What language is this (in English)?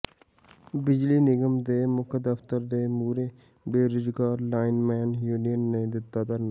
Punjabi